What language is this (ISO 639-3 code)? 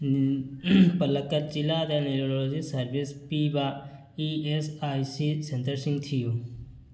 mni